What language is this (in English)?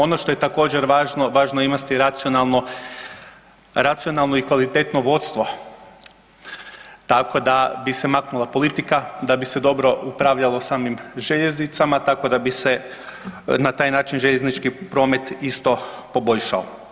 Croatian